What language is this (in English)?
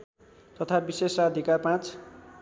Nepali